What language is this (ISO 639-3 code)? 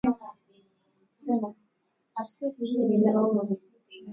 swa